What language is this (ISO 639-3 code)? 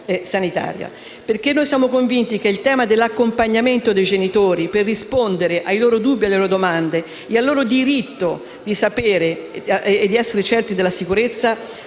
ita